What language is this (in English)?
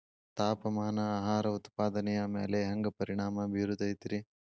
Kannada